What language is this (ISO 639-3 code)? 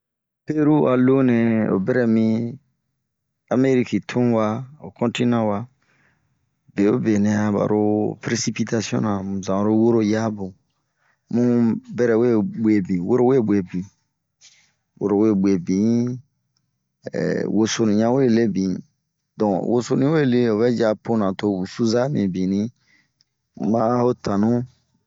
bmq